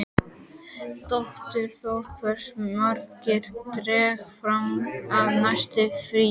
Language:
Icelandic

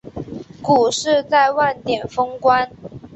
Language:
Chinese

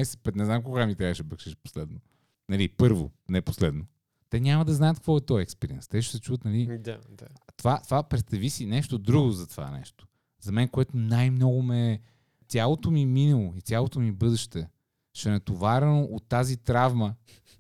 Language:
Bulgarian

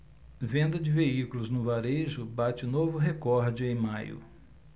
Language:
Portuguese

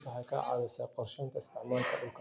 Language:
Somali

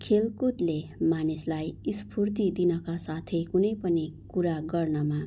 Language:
Nepali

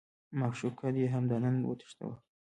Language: Pashto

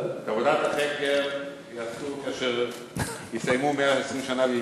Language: Hebrew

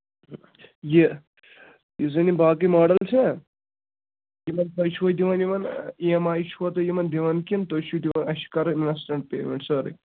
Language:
Kashmiri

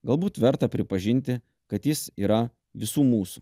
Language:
Lithuanian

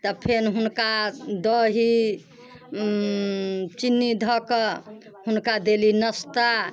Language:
Maithili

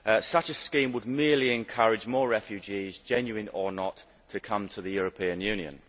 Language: English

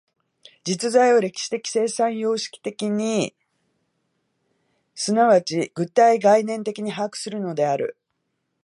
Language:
Japanese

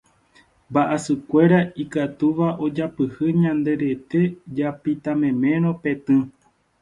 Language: Guarani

